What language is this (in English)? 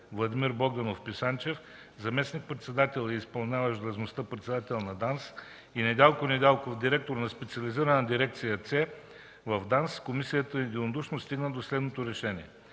Bulgarian